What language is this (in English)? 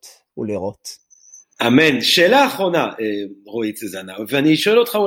Hebrew